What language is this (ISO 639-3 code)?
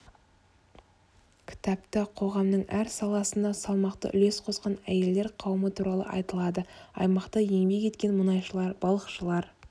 kaz